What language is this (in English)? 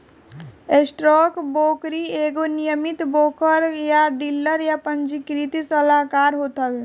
Bhojpuri